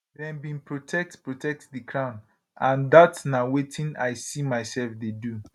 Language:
Nigerian Pidgin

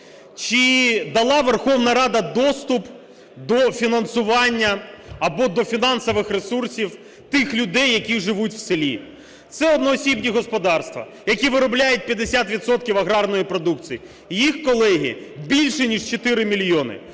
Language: Ukrainian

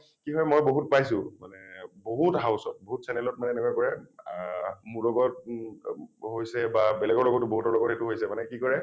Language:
Assamese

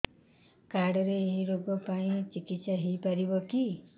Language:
Odia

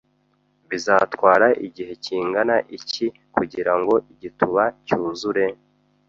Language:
Kinyarwanda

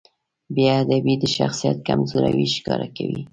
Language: Pashto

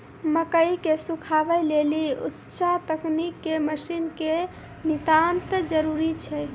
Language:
Maithili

